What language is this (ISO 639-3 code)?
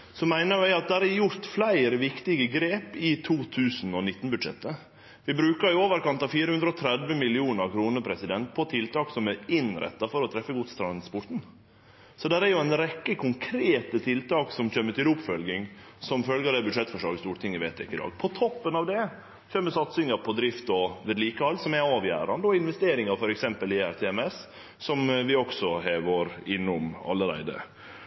nor